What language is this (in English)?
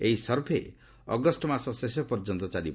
Odia